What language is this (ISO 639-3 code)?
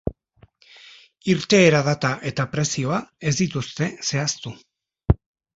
eus